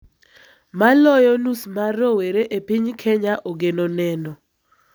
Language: Luo (Kenya and Tanzania)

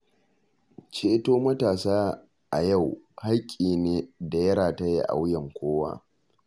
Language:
Hausa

